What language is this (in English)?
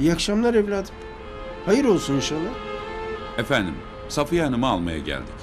Turkish